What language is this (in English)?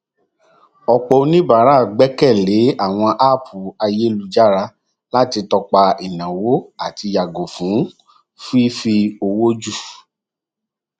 Yoruba